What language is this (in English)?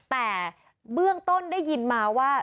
Thai